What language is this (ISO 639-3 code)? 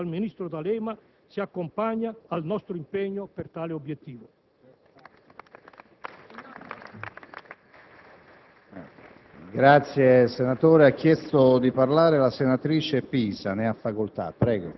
ita